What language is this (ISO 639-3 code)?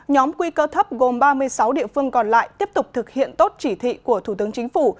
vie